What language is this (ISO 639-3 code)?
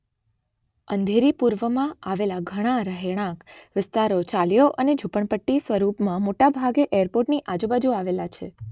guj